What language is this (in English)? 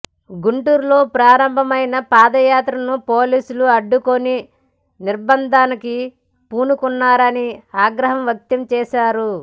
Telugu